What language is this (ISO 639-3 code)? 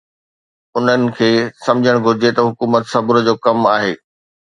snd